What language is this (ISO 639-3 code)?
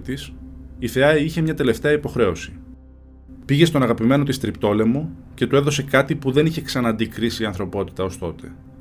ell